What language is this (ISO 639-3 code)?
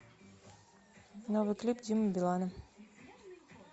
rus